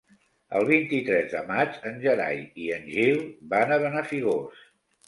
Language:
Catalan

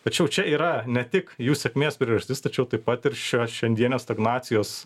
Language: Lithuanian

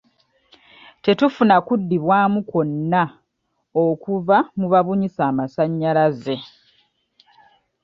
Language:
Ganda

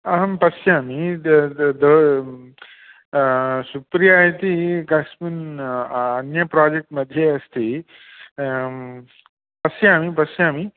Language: Sanskrit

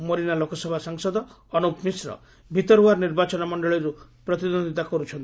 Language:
Odia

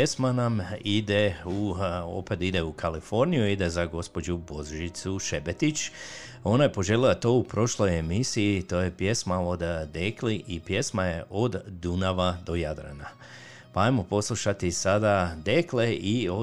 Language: Croatian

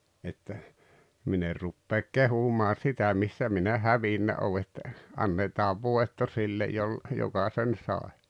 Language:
Finnish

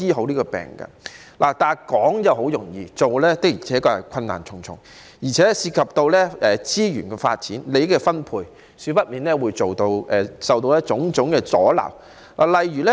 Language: Cantonese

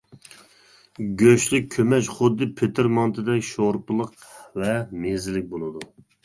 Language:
Uyghur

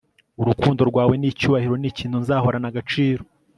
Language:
Kinyarwanda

